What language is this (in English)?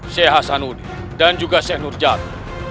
Indonesian